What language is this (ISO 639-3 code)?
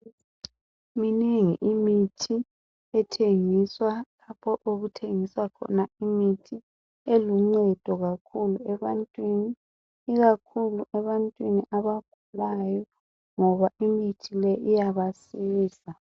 nde